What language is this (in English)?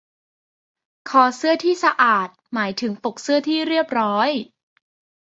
Thai